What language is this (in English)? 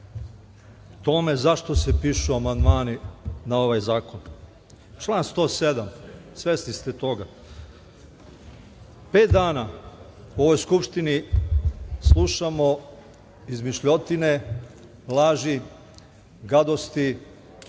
Serbian